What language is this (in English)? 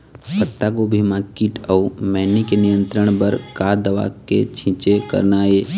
Chhattisgarhi